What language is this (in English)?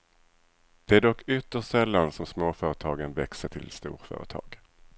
Swedish